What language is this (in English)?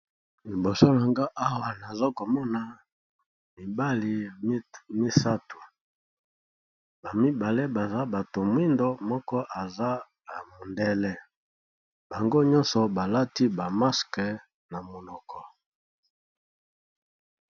Lingala